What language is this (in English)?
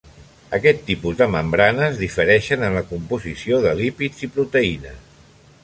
Catalan